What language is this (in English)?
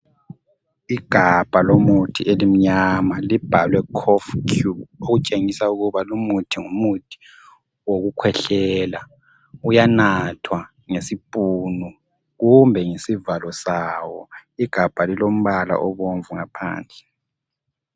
North Ndebele